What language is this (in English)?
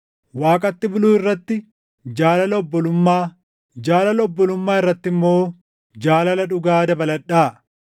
Oromo